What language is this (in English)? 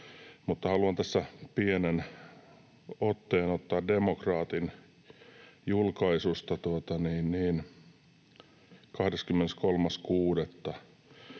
Finnish